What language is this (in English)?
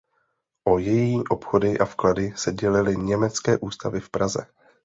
Czech